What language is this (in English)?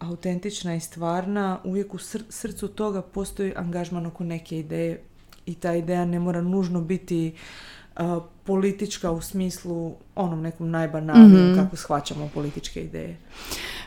Croatian